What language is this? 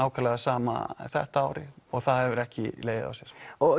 Icelandic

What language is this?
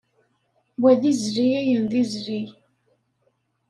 Kabyle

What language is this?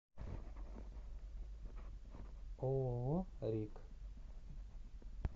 Russian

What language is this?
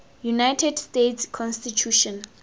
Tswana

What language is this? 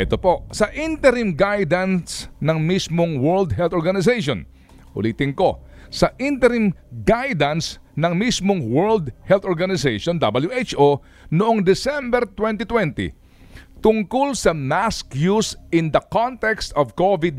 Filipino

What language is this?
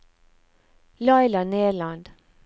Norwegian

